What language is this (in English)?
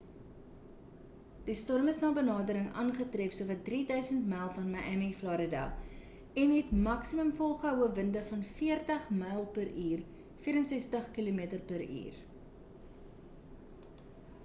Afrikaans